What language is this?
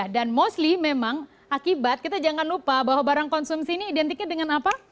Indonesian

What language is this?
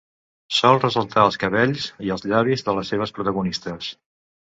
Catalan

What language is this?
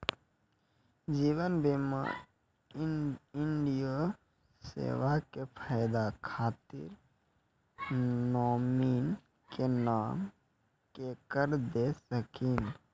Maithili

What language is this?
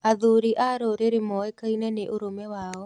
Kikuyu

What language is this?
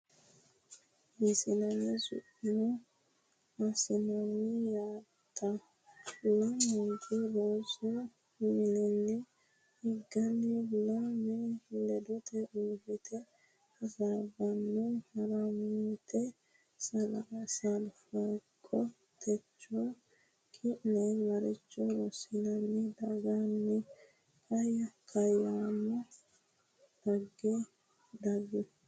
Sidamo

